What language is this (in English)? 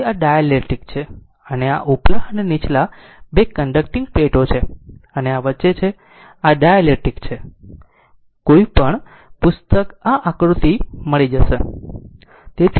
Gujarati